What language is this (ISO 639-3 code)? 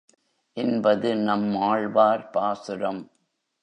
tam